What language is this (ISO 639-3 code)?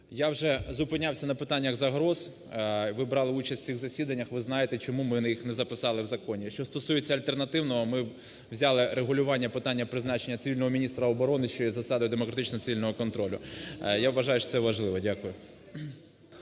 ukr